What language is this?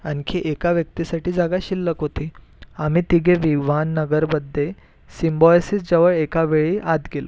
Marathi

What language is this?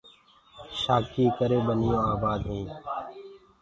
Gurgula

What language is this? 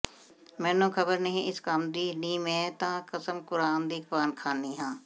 Punjabi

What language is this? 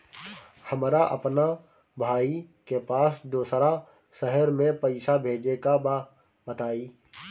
Bhojpuri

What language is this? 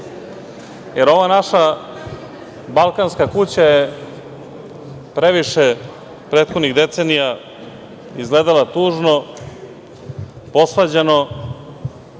Serbian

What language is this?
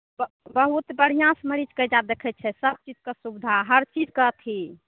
Maithili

